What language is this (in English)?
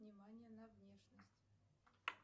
Russian